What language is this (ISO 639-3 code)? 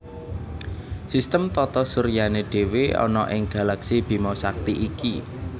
jav